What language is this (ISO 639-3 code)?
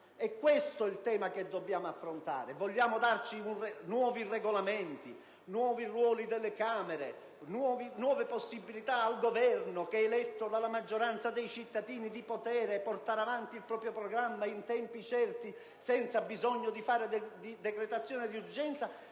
ita